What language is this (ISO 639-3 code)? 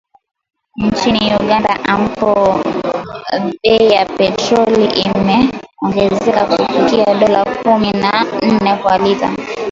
swa